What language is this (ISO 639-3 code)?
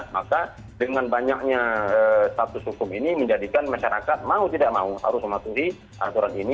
ind